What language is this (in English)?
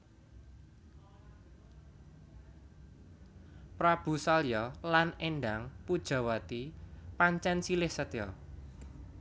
Javanese